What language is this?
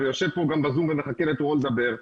Hebrew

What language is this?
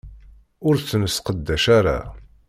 Kabyle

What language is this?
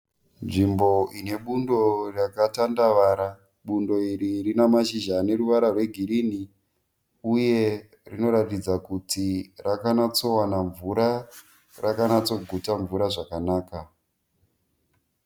Shona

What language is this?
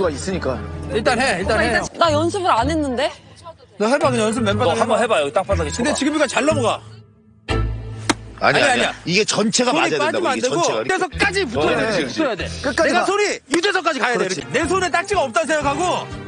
Korean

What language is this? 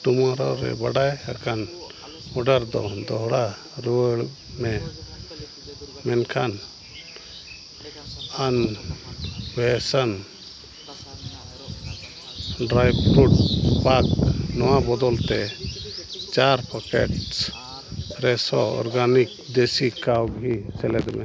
Santali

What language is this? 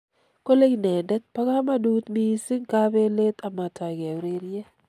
Kalenjin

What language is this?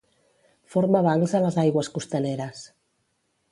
Catalan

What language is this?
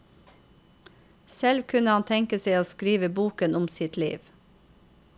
Norwegian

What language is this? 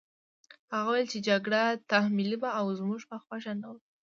Pashto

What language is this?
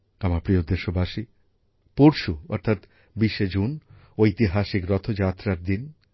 Bangla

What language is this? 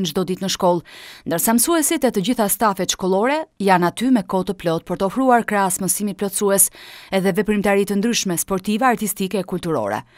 Romanian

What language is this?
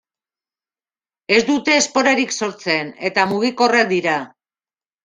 Basque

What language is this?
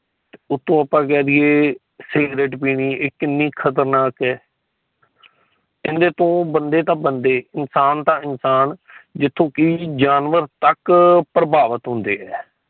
Punjabi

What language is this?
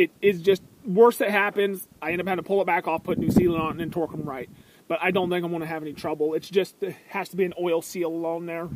English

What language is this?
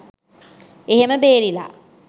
Sinhala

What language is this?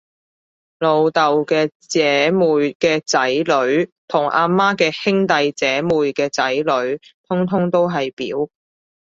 Cantonese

